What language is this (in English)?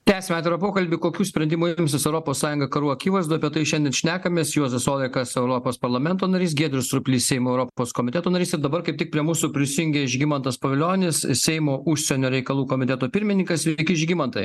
Lithuanian